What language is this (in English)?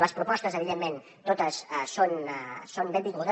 Catalan